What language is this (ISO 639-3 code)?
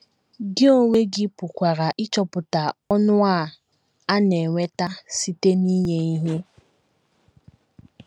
ibo